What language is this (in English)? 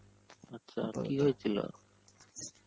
Bangla